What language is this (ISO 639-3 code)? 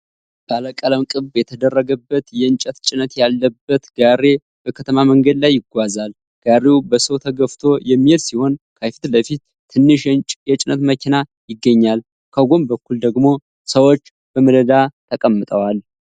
amh